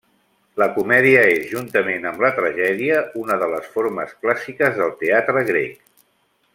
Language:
Catalan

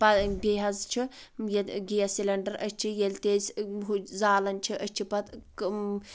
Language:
Kashmiri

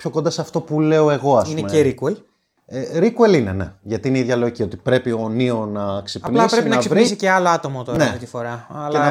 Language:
Greek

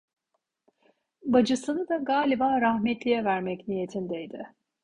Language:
Turkish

